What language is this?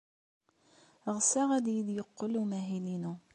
Kabyle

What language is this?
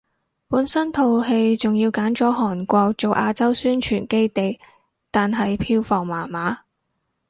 Cantonese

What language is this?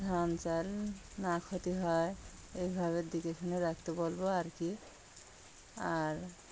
Bangla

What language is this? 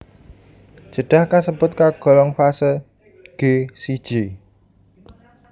Javanese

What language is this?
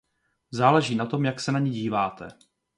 Czech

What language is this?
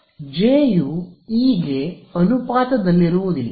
Kannada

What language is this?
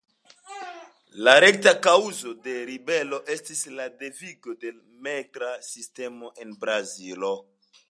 Esperanto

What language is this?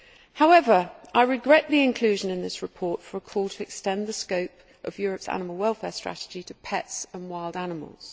English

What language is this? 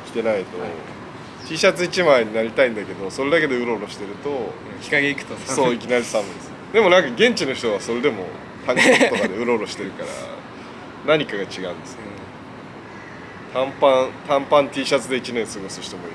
Japanese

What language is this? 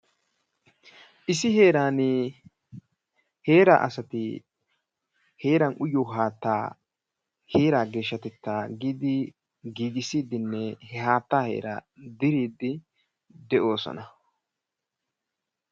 Wolaytta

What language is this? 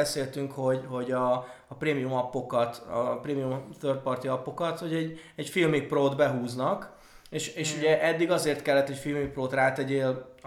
Hungarian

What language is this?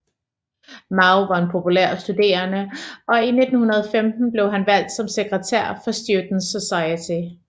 Danish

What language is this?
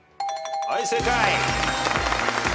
Japanese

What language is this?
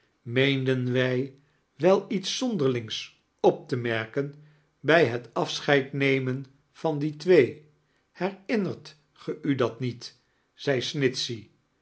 Dutch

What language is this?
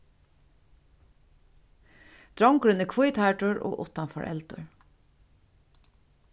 Faroese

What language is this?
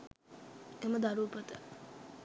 Sinhala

